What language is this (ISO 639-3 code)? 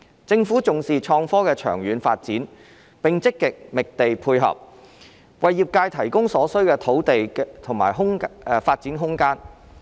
yue